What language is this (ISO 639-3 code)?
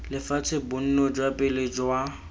tsn